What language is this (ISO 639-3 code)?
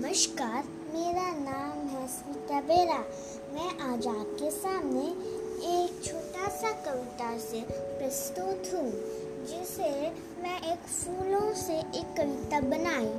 hin